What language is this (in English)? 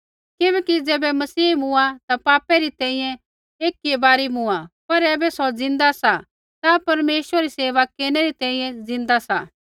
Kullu Pahari